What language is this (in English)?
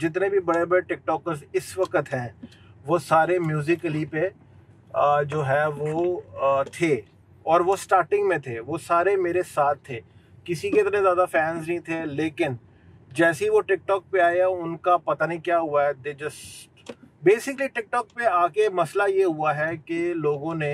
Hindi